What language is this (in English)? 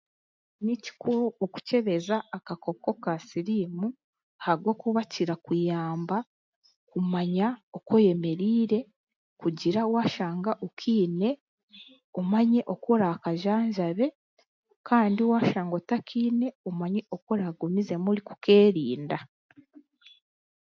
Chiga